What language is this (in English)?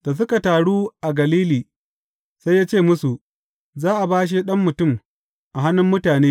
Hausa